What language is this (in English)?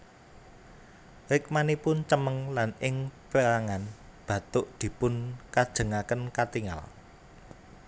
Javanese